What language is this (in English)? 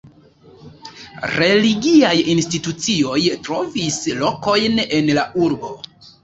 Esperanto